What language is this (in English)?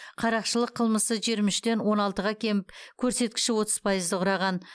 Kazakh